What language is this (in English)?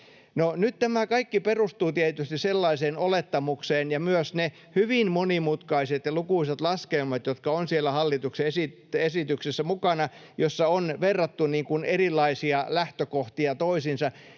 Finnish